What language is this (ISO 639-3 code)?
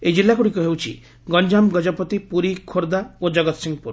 ori